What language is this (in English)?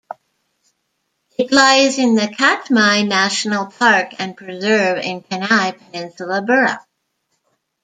English